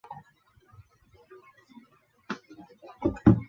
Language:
Chinese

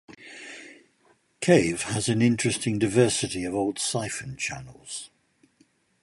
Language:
English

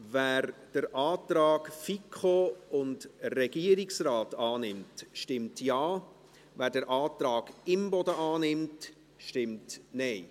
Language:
Swiss German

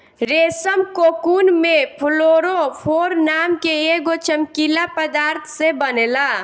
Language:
Bhojpuri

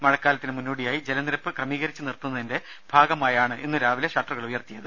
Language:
Malayalam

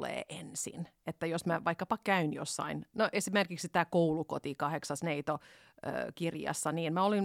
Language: Finnish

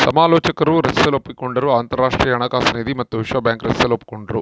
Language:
Kannada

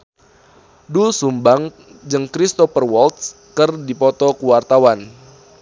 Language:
Sundanese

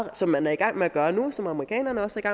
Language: Danish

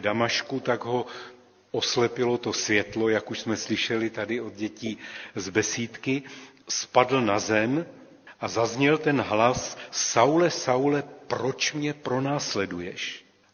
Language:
Czech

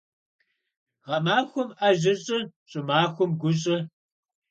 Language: Kabardian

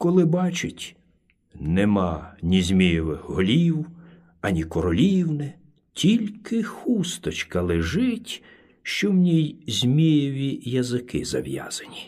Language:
Ukrainian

